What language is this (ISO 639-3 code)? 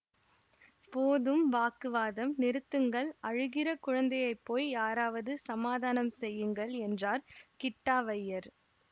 tam